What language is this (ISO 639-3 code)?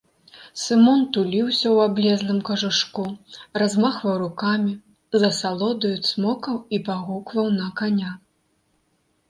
bel